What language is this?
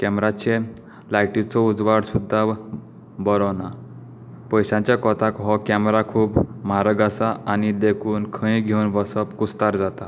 Konkani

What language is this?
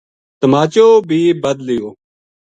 Gujari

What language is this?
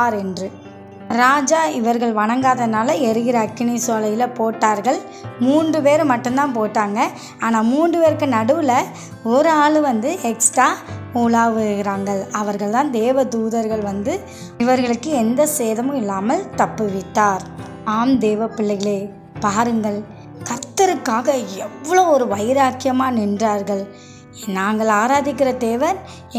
Korean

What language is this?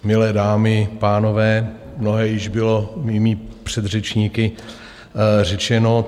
Czech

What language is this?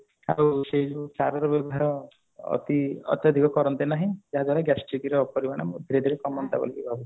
Odia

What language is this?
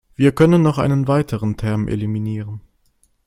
German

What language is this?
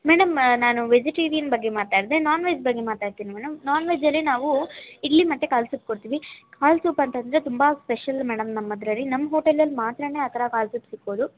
Kannada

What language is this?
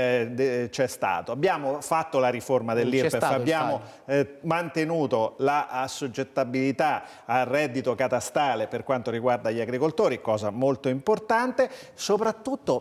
Italian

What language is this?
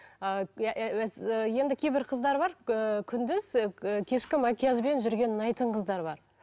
Kazakh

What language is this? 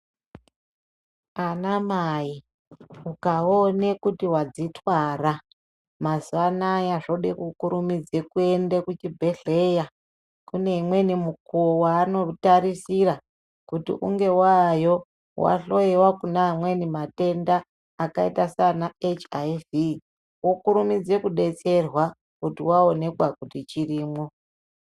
Ndau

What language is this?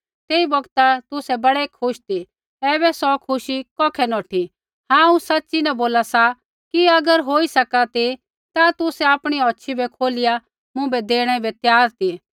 Kullu Pahari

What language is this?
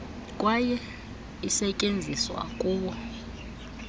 Xhosa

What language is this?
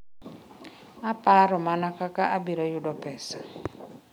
Luo (Kenya and Tanzania)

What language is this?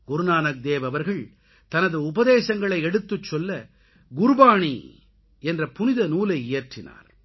Tamil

